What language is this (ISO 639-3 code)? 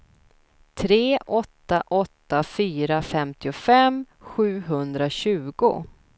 swe